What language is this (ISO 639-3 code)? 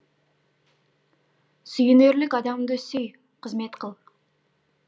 kaz